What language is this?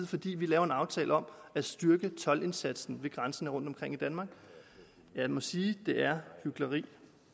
Danish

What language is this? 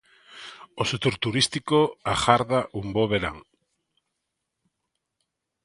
Galician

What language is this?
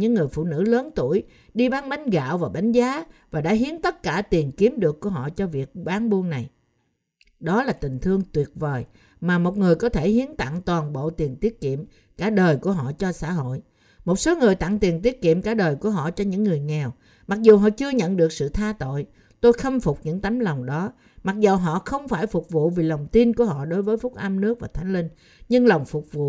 Vietnamese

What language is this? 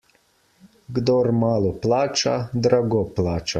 Slovenian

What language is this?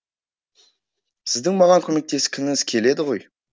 Kazakh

